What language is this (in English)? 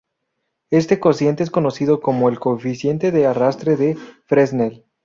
Spanish